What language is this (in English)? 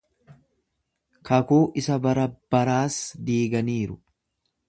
Oromo